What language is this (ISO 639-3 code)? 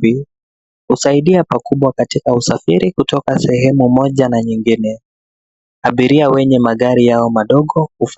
swa